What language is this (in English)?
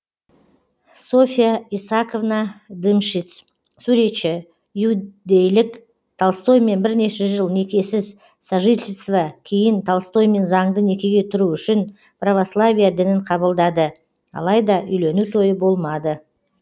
Kazakh